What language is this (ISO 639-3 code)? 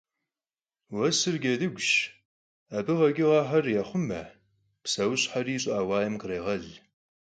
kbd